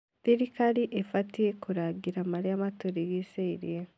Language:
Kikuyu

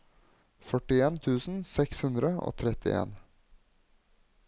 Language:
Norwegian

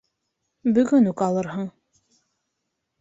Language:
Bashkir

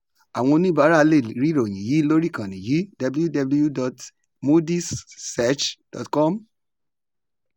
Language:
Yoruba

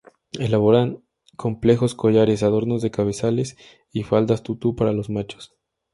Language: Spanish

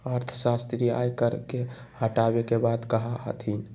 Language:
Magahi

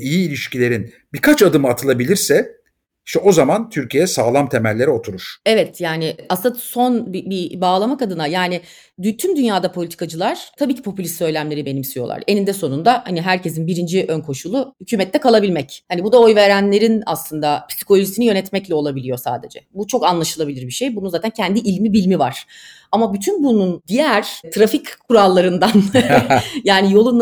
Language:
Turkish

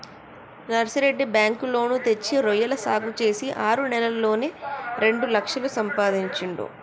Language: Telugu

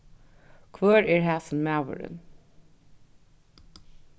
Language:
Faroese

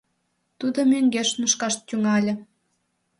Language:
Mari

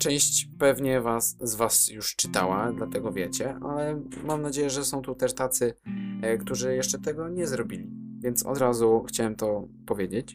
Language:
Polish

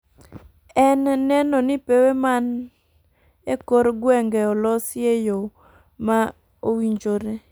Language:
Luo (Kenya and Tanzania)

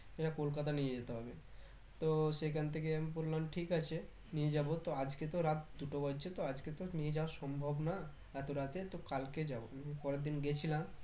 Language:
Bangla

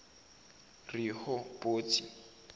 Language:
Zulu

